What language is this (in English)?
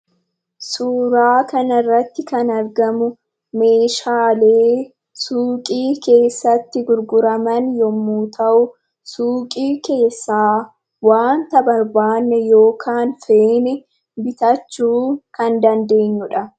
Oromo